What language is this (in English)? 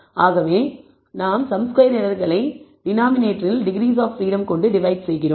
Tamil